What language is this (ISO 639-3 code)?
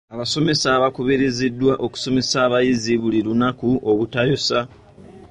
lug